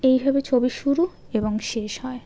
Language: Bangla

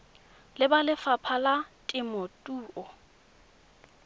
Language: Tswana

